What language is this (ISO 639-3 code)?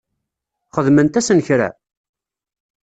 kab